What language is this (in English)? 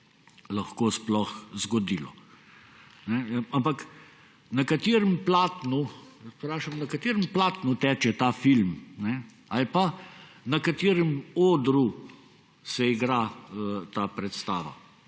Slovenian